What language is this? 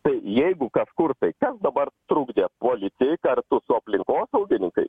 Lithuanian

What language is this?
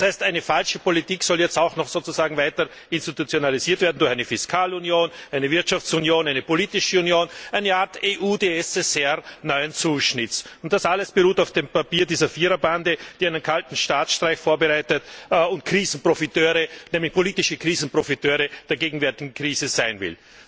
German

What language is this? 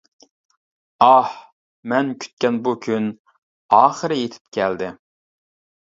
Uyghur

